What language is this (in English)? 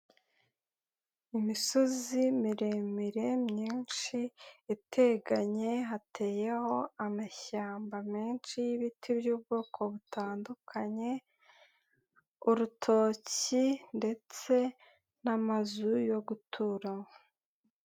Kinyarwanda